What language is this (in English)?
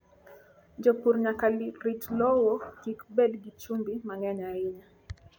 Luo (Kenya and Tanzania)